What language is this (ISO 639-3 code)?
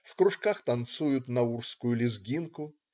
rus